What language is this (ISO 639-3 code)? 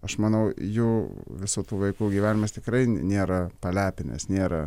lit